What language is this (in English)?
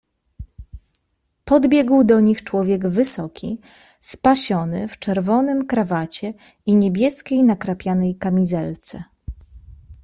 Polish